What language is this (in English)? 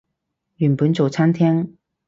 Cantonese